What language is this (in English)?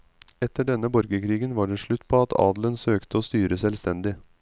Norwegian